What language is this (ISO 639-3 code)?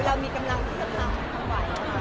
tha